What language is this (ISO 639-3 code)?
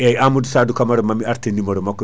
ful